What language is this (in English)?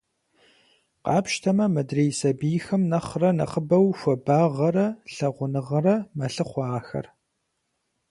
Kabardian